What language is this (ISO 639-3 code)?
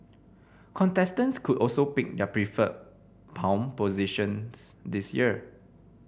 eng